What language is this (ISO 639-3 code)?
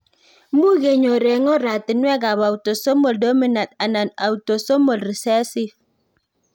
kln